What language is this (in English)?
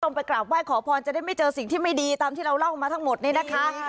Thai